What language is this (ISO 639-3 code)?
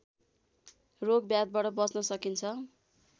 nep